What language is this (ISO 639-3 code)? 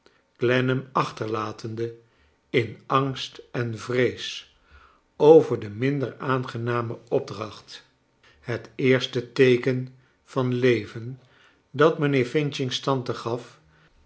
nld